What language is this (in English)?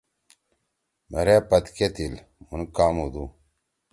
Torwali